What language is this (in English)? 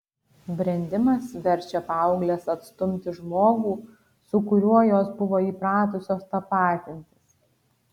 Lithuanian